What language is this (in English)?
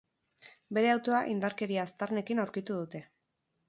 Basque